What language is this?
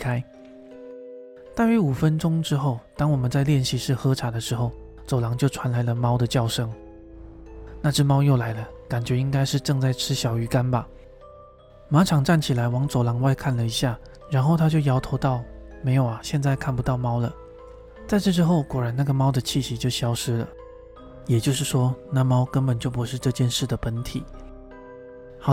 Chinese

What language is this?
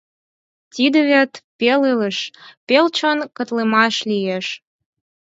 Mari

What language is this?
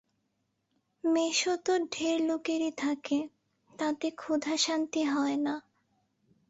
Bangla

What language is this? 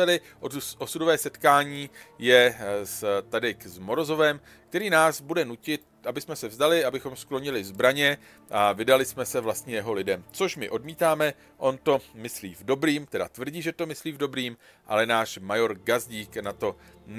Czech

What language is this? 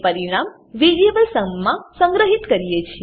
Gujarati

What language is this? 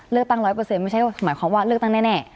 Thai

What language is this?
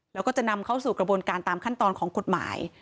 Thai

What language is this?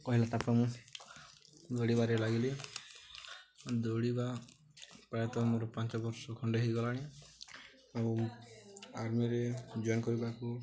Odia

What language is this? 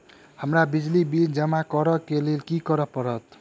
Maithili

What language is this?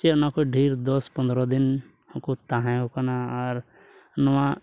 Santali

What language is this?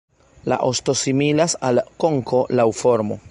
Esperanto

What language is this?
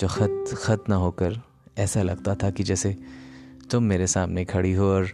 Hindi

